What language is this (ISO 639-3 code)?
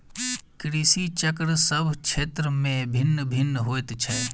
mai